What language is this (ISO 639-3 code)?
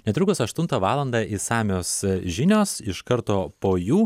lit